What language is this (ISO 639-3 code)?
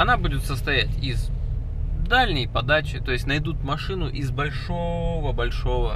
rus